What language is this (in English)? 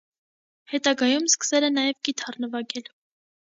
Armenian